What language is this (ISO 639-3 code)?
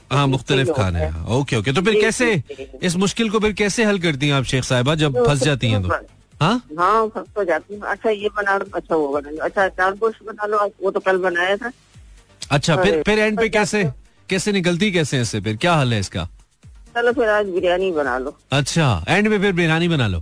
hin